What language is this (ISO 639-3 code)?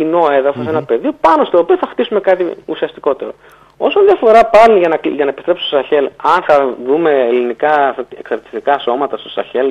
ell